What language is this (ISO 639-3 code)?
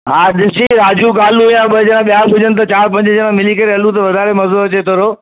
snd